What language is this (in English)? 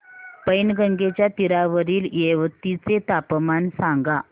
Marathi